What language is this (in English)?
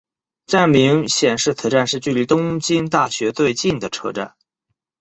Chinese